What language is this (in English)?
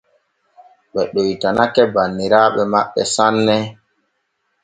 Borgu Fulfulde